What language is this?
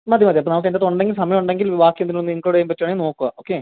Malayalam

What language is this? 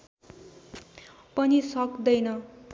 Nepali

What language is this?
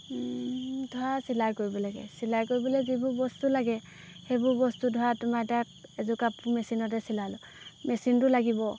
Assamese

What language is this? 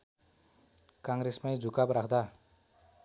Nepali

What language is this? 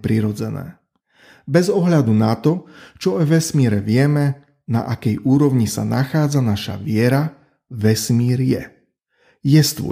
Slovak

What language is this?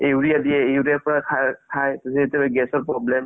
Assamese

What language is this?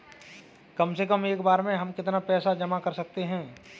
Hindi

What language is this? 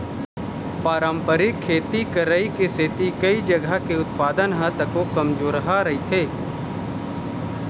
Chhattisgarhi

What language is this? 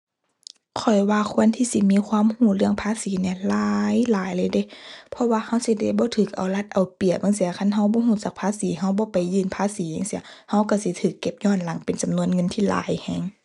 Thai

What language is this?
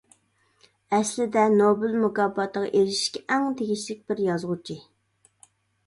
Uyghur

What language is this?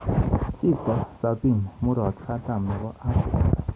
Kalenjin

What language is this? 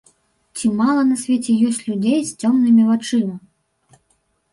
Belarusian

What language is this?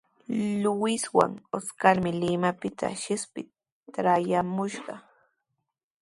Sihuas Ancash Quechua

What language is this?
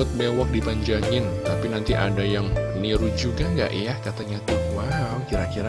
Indonesian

